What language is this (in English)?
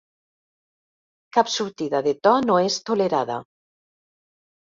Catalan